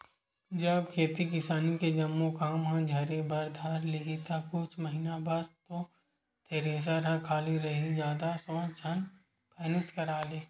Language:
Chhattisgarhi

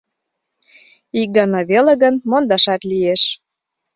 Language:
Mari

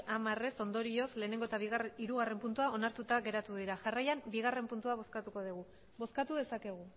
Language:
Basque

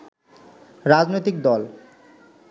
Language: Bangla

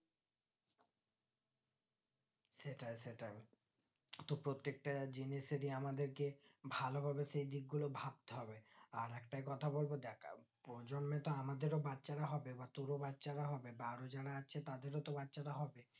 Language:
Bangla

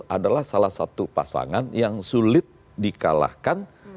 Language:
Indonesian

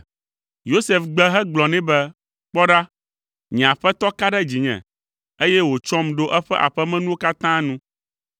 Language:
Ewe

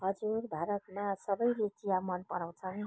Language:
Nepali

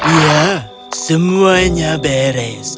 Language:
Indonesian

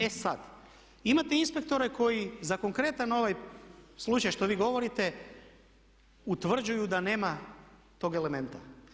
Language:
Croatian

